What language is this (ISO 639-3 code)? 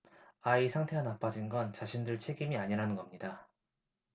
kor